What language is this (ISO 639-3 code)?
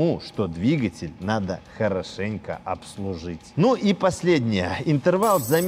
rus